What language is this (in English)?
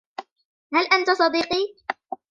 Arabic